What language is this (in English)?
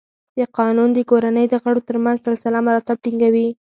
Pashto